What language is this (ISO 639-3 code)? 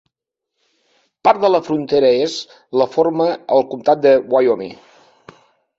cat